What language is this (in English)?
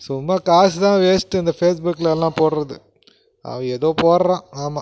Tamil